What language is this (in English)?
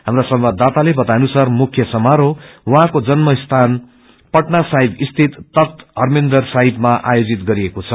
Nepali